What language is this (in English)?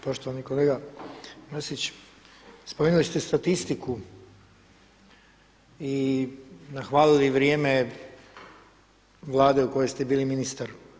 Croatian